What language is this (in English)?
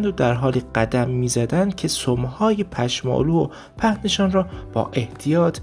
Persian